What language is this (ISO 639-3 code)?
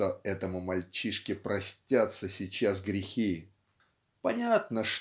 rus